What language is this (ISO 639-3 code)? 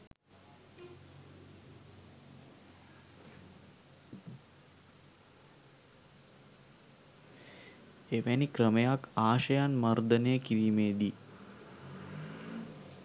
sin